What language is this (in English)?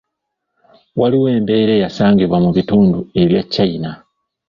Ganda